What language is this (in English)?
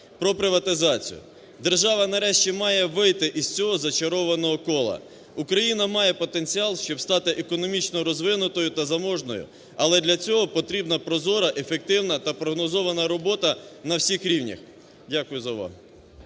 Ukrainian